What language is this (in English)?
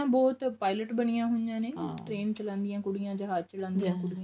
Punjabi